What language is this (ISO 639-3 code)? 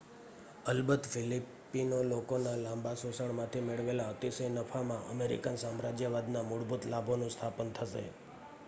guj